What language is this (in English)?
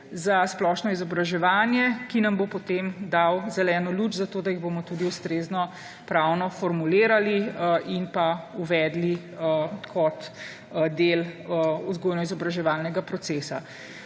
Slovenian